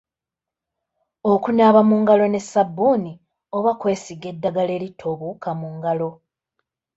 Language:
Ganda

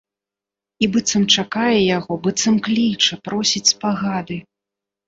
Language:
Belarusian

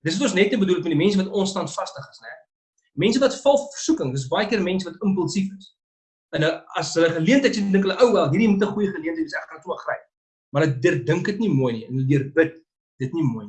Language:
Dutch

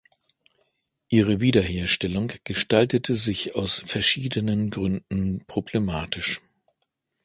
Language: German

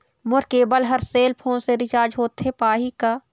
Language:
Chhattisgarhi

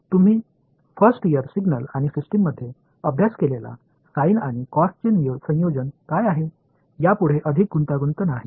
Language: Marathi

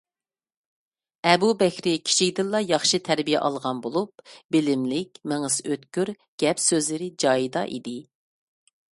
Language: Uyghur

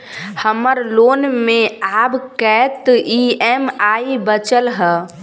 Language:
Maithili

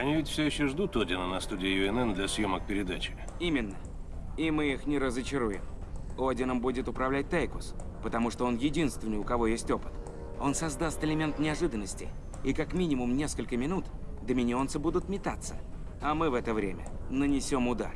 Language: Russian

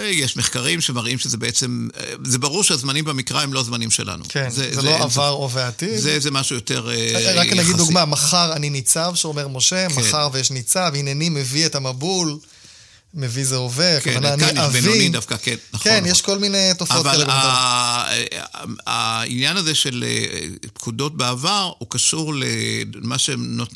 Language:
Hebrew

